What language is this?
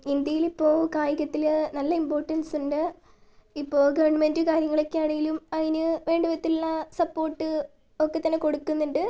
Malayalam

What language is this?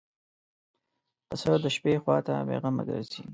Pashto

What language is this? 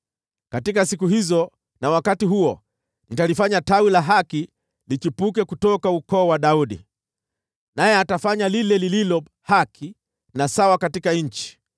Swahili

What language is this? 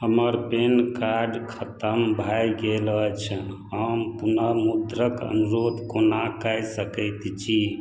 Maithili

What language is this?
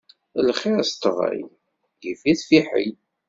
Kabyle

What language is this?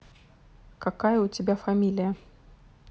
Russian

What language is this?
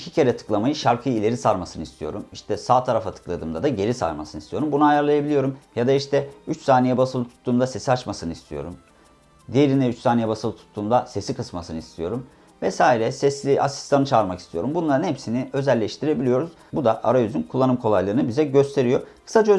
Turkish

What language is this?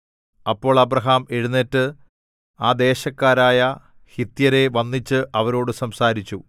Malayalam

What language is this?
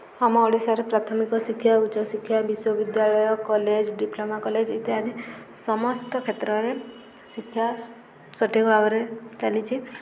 Odia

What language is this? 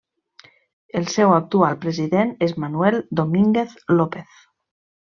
Catalan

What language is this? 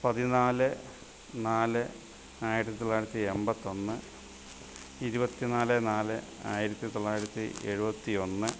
Malayalam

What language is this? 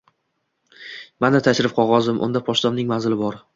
Uzbek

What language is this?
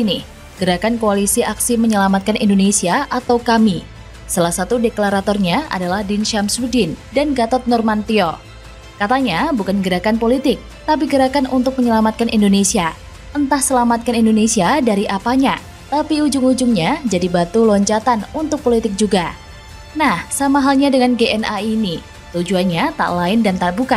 Indonesian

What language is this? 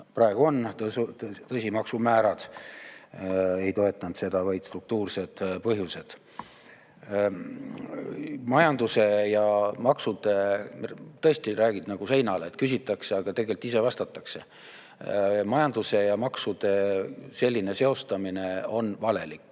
Estonian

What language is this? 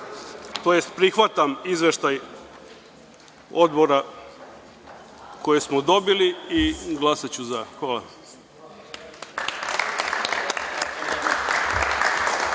Serbian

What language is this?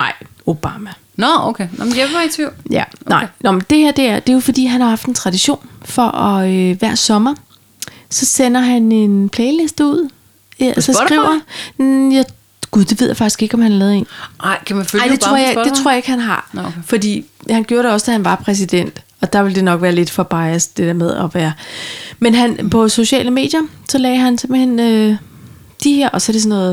Danish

